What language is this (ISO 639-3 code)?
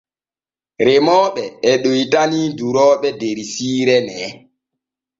fue